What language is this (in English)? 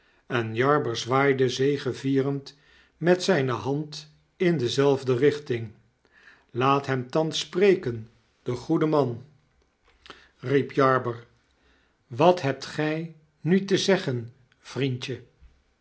Dutch